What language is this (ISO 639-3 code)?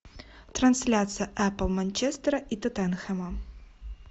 rus